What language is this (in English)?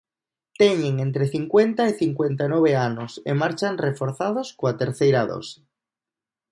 Galician